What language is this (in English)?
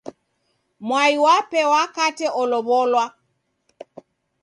Taita